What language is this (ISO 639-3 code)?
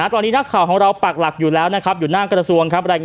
tha